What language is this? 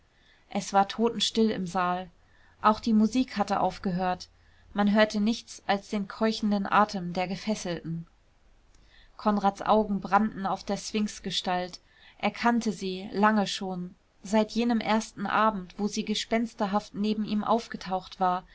German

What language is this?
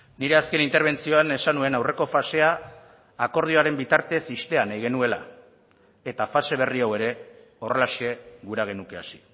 Basque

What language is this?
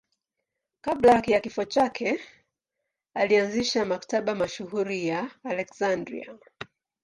Swahili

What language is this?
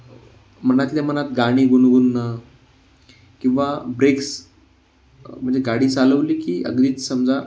Marathi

